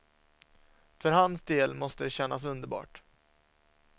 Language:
Swedish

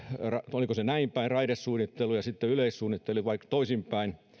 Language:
Finnish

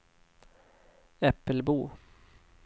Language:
Swedish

